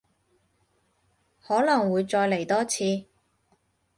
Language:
Cantonese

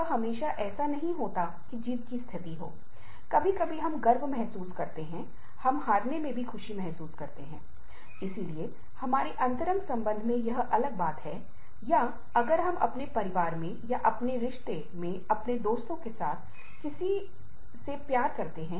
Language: Hindi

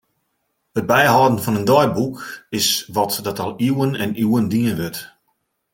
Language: Western Frisian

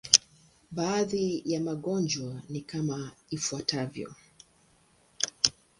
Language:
Swahili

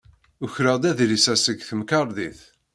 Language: Kabyle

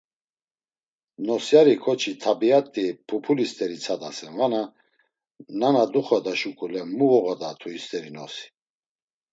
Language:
Laz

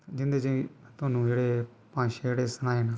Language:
Dogri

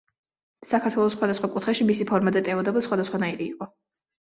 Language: Georgian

